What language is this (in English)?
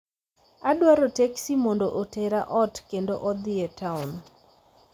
Luo (Kenya and Tanzania)